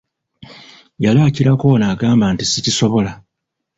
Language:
Ganda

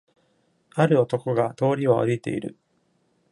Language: Japanese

